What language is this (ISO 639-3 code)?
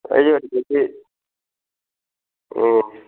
mni